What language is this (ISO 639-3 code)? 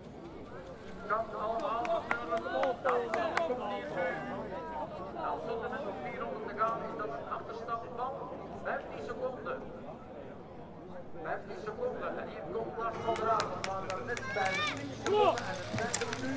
nld